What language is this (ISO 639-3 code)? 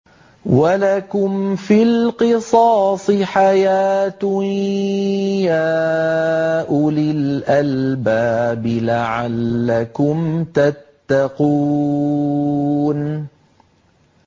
ara